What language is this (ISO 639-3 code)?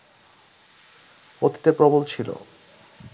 ben